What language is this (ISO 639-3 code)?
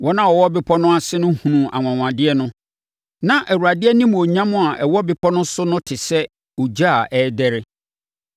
aka